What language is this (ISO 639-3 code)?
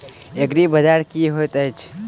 mai